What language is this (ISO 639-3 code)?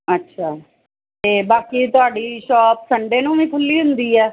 pan